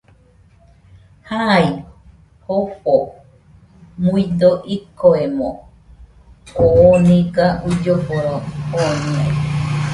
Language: Nüpode Huitoto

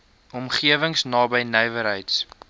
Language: Afrikaans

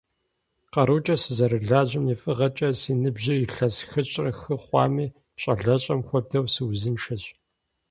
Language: Kabardian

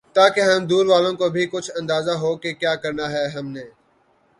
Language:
Urdu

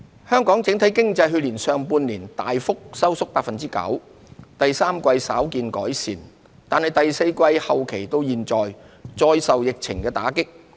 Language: Cantonese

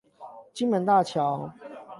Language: Chinese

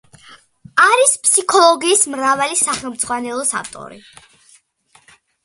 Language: Georgian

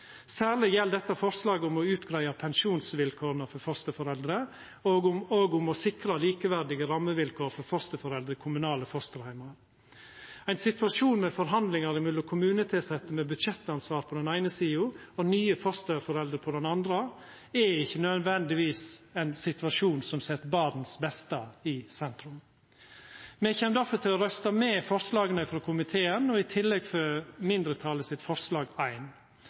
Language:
Norwegian Nynorsk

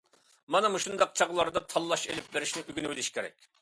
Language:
Uyghur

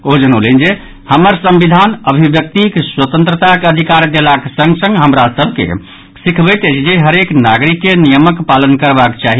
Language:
Maithili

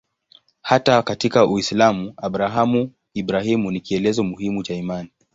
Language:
Swahili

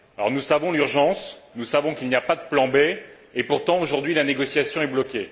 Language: French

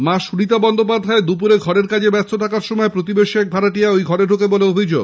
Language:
Bangla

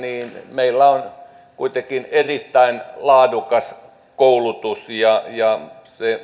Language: Finnish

